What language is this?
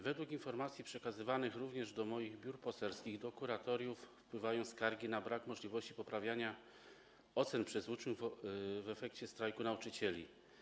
Polish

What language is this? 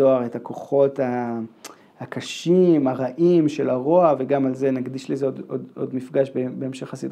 Hebrew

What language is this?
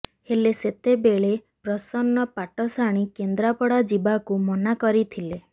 Odia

